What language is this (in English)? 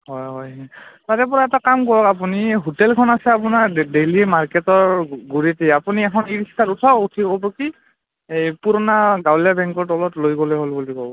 Assamese